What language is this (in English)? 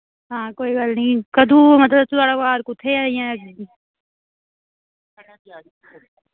Dogri